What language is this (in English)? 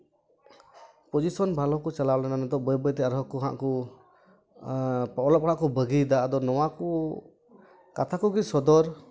Santali